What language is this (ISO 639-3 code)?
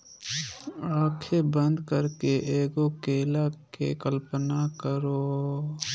mag